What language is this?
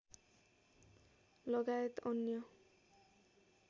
Nepali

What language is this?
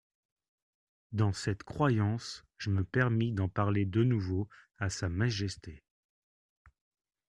French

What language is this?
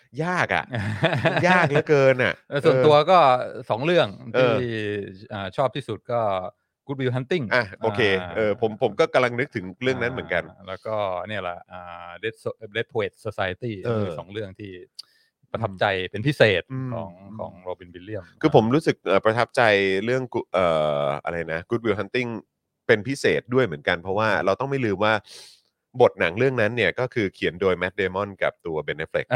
Thai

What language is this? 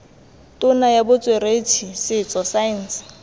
Tswana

